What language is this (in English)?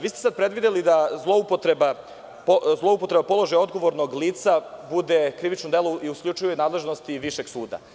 Serbian